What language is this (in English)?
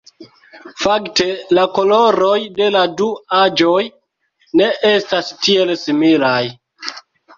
Esperanto